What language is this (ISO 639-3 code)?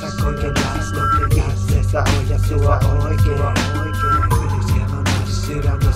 hun